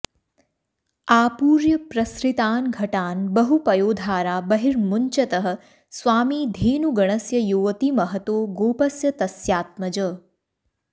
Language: Sanskrit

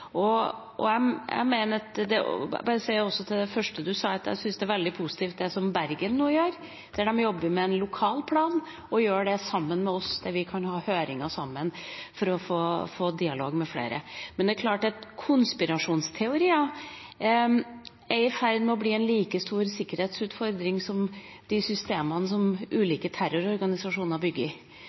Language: Norwegian Bokmål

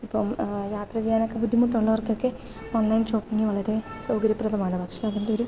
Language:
Malayalam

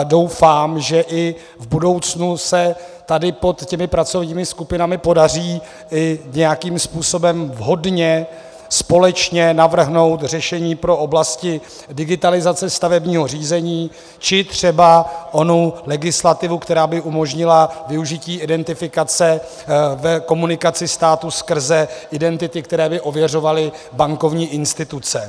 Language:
Czech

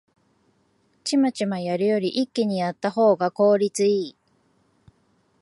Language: Japanese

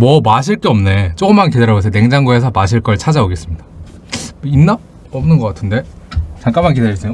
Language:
Korean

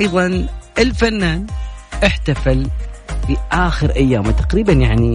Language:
Arabic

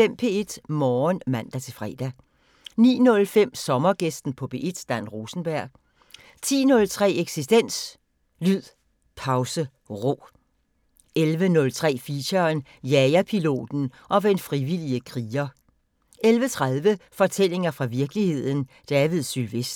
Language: Danish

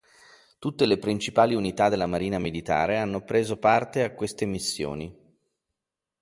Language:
Italian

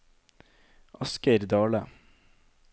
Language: Norwegian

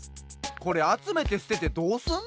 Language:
Japanese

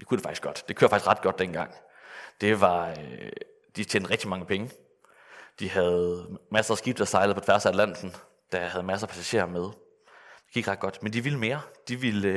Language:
Danish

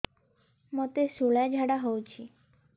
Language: Odia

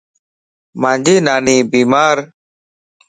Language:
Lasi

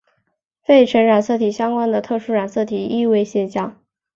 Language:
Chinese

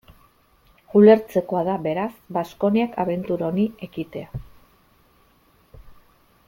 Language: Basque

